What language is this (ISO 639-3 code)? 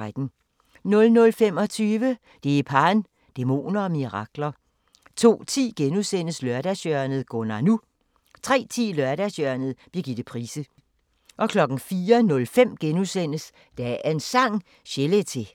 dan